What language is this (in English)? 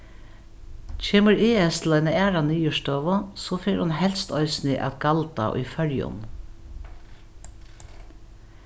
Faroese